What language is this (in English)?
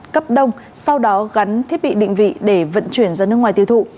Vietnamese